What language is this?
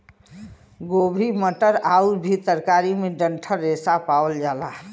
Bhojpuri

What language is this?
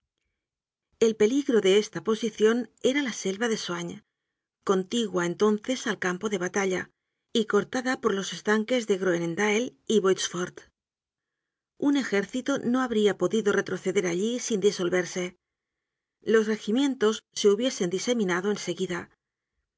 Spanish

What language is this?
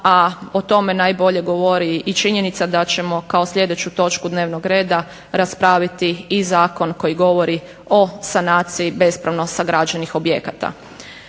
Croatian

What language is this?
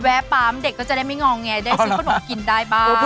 Thai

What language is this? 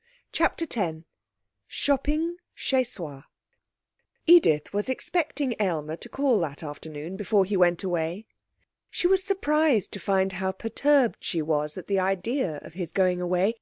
English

